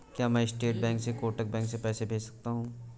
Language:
Hindi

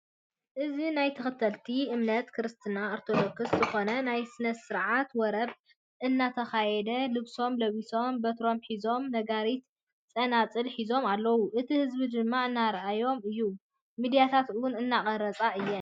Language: Tigrinya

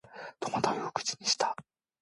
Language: Japanese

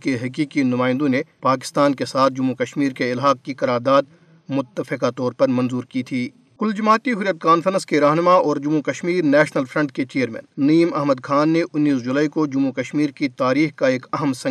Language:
Urdu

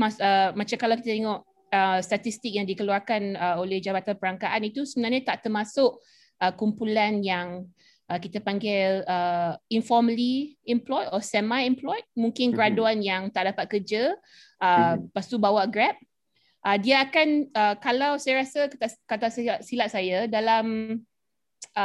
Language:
Malay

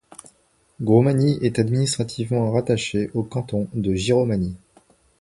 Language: French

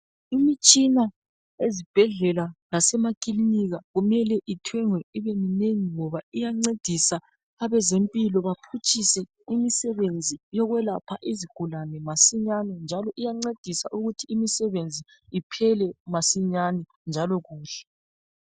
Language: North Ndebele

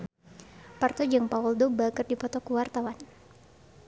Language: Sundanese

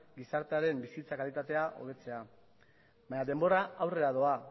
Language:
Basque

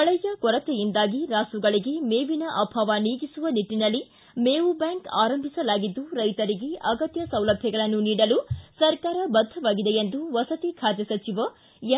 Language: Kannada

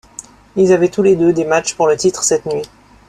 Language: French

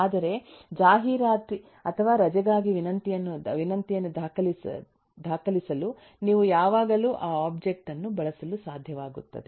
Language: Kannada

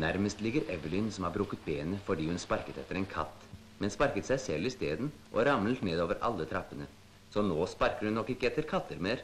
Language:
Norwegian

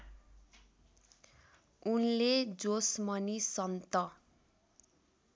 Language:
Nepali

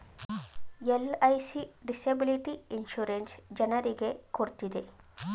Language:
Kannada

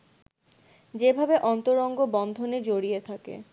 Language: Bangla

